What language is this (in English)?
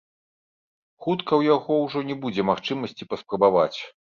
Belarusian